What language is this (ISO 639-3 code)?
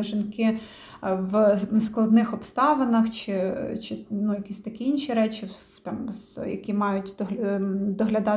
ukr